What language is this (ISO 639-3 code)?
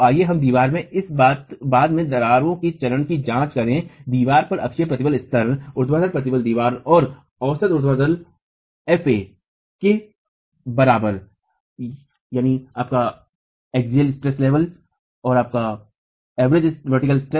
hin